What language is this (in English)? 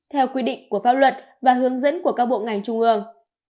Vietnamese